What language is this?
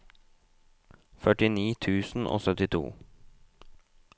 Norwegian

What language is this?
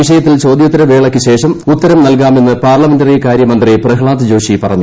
Malayalam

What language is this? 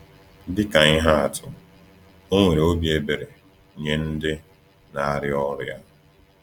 Igbo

